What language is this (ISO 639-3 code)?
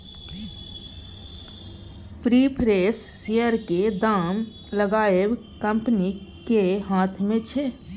mai